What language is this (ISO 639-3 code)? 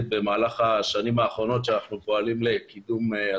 heb